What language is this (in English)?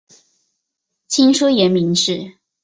Chinese